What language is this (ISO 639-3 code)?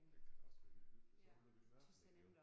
dan